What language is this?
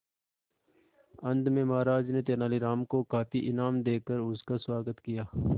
Hindi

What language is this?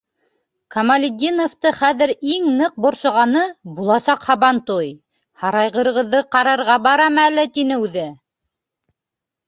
Bashkir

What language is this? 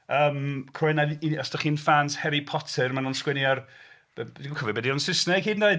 Welsh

